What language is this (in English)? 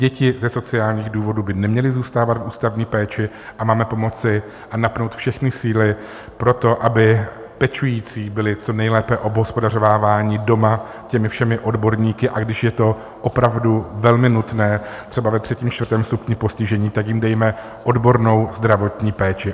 Czech